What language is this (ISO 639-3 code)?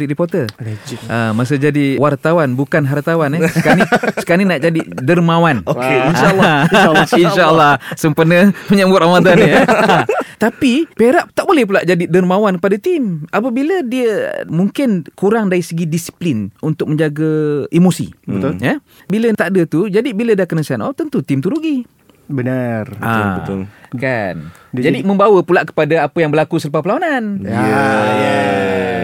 msa